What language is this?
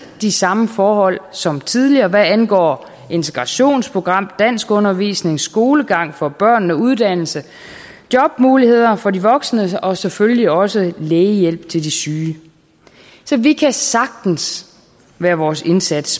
Danish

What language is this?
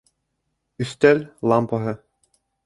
Bashkir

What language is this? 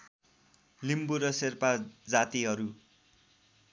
Nepali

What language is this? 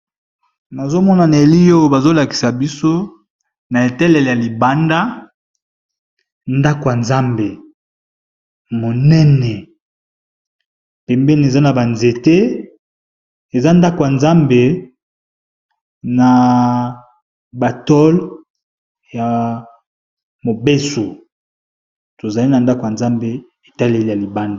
Lingala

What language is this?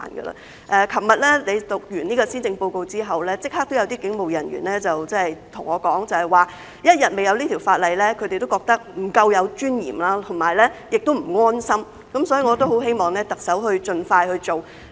Cantonese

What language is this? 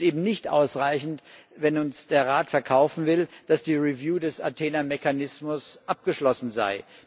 German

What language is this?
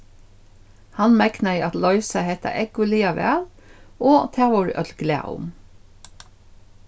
Faroese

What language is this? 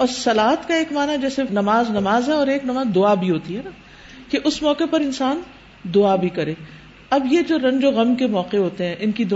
Urdu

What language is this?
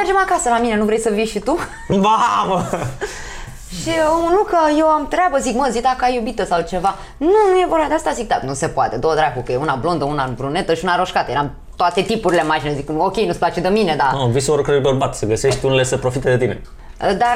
Romanian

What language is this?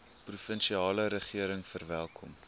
Afrikaans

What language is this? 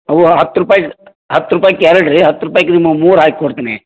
Kannada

